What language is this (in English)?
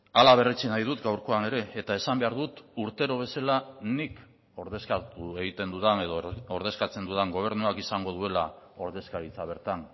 Basque